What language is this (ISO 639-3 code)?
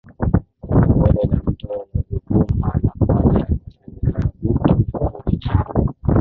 swa